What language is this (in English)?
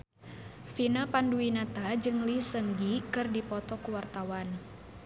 Sundanese